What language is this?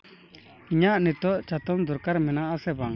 Santali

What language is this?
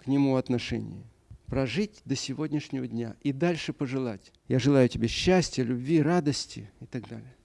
Russian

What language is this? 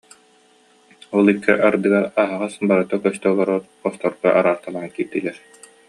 Yakut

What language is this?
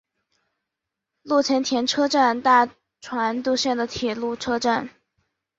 Chinese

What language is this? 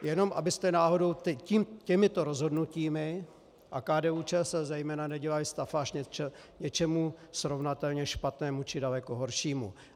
Czech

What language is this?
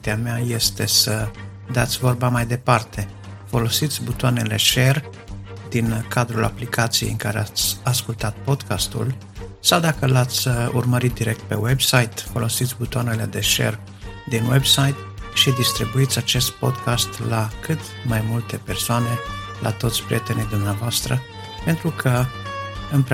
Romanian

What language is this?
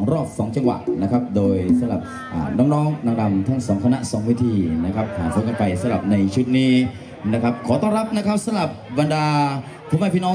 Thai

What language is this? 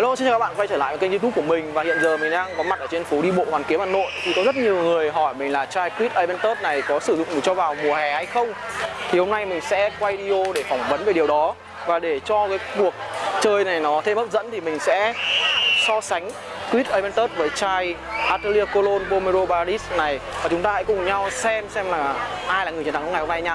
Vietnamese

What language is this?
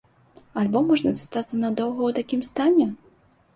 Belarusian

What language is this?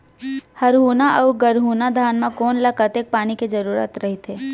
Chhattisgarhi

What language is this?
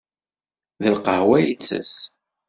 Kabyle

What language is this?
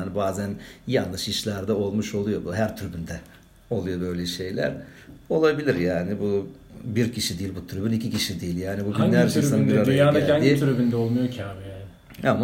Turkish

